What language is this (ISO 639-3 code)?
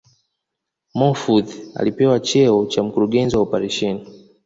swa